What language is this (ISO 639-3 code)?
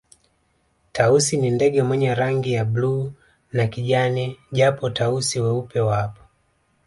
swa